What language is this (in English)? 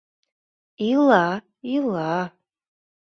Mari